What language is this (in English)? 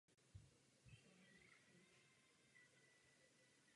Czech